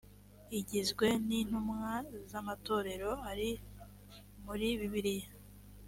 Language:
Kinyarwanda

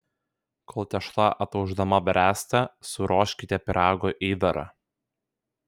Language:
Lithuanian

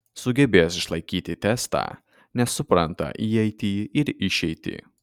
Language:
Lithuanian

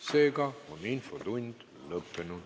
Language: Estonian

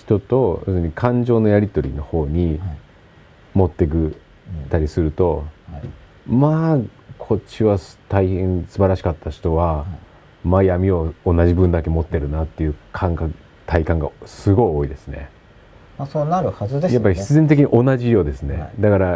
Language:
Japanese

